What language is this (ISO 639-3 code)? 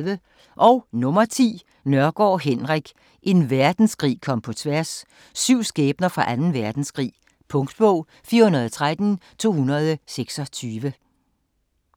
dan